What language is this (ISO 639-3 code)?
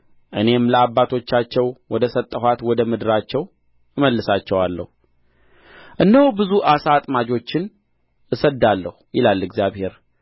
amh